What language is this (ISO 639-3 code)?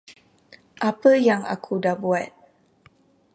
msa